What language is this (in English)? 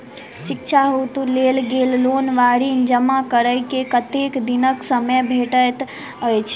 Maithili